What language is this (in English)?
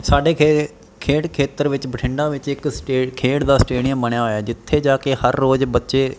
Punjabi